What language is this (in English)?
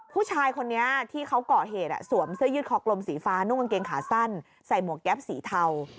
Thai